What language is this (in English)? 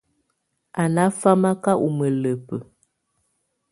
Tunen